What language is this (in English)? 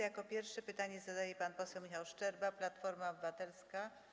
Polish